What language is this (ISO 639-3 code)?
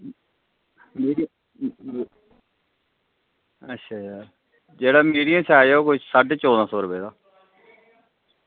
doi